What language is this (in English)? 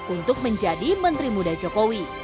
Indonesian